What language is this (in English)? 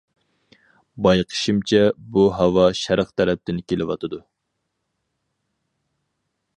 Uyghur